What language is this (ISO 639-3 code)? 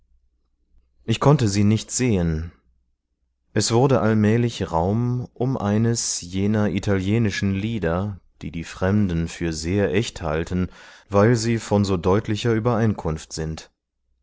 deu